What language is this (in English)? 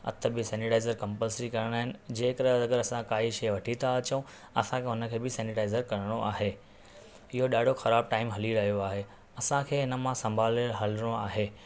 Sindhi